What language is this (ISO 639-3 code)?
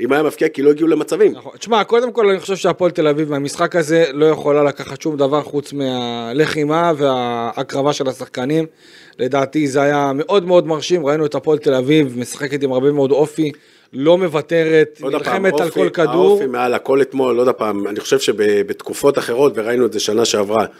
heb